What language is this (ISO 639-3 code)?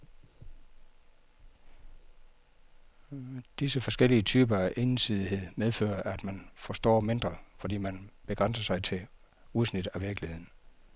dan